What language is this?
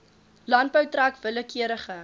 Afrikaans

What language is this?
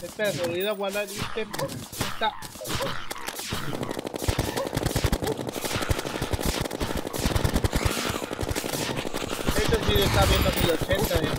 Spanish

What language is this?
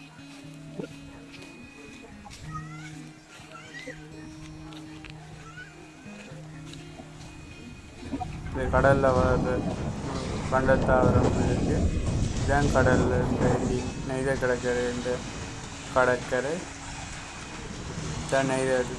Tamil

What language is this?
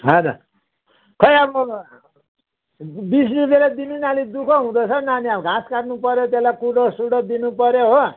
Nepali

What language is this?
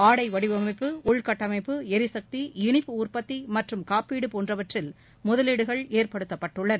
Tamil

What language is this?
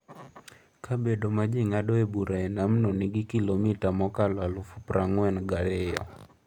Luo (Kenya and Tanzania)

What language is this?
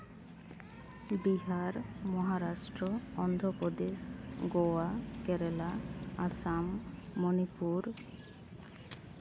Santali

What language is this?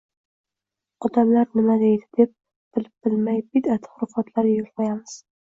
Uzbek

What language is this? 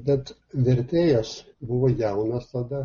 Lithuanian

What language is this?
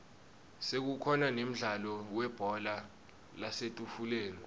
Swati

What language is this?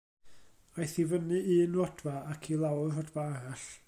Welsh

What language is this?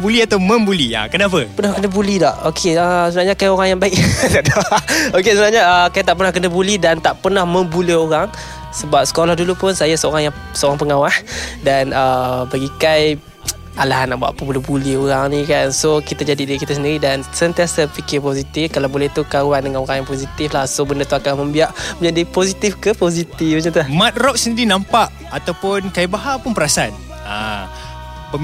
Malay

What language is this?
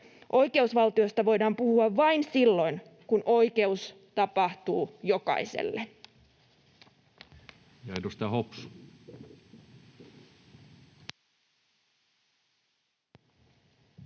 Finnish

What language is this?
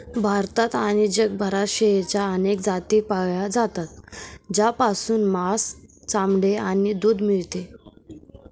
Marathi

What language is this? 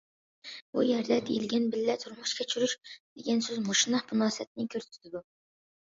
Uyghur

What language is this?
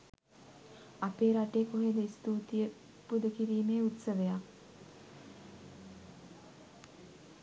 Sinhala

